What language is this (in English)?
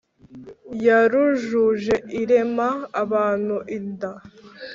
Kinyarwanda